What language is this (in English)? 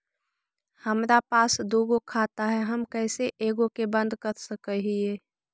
Magahi